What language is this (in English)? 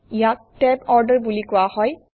Assamese